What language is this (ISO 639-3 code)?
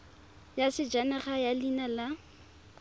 tsn